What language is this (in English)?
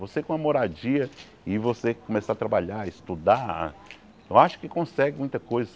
Portuguese